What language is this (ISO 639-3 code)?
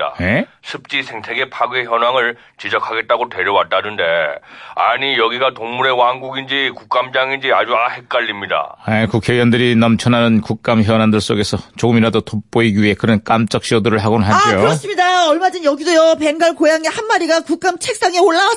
kor